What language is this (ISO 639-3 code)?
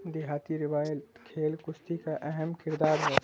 urd